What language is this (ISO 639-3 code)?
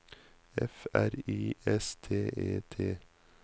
nor